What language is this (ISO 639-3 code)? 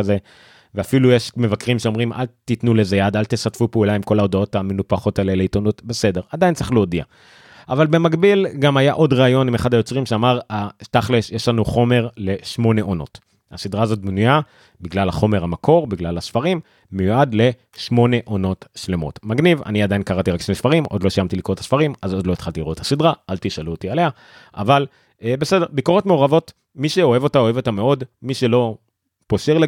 heb